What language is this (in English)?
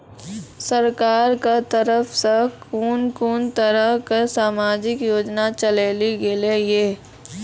Maithili